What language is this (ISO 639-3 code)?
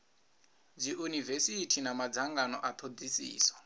ven